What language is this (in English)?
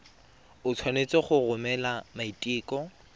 Tswana